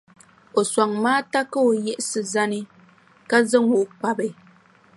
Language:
Dagbani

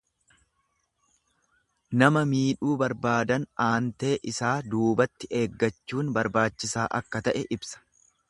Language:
Oromo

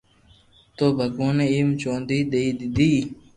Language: Loarki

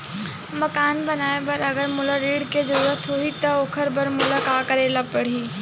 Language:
Chhattisgarhi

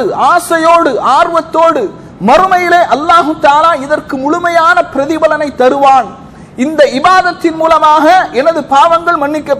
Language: Arabic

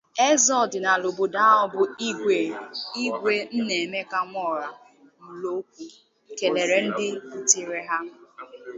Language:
Igbo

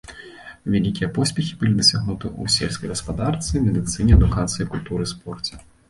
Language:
Belarusian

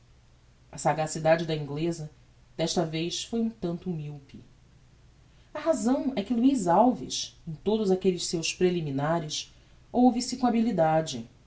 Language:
Portuguese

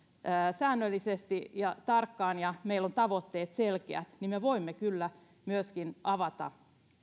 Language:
Finnish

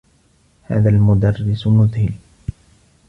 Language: Arabic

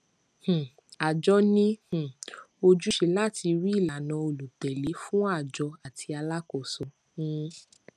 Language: Yoruba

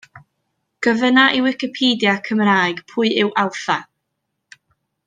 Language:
Welsh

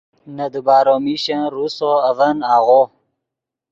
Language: Yidgha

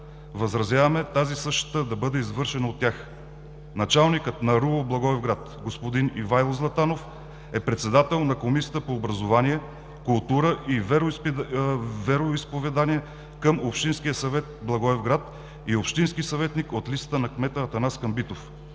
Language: Bulgarian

